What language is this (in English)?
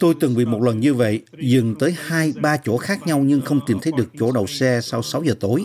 Vietnamese